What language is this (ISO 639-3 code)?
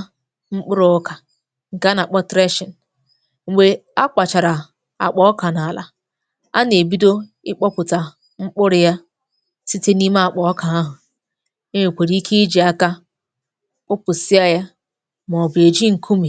ibo